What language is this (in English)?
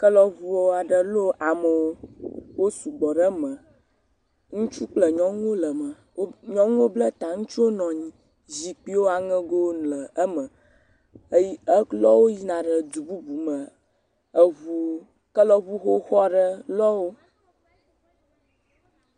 Ewe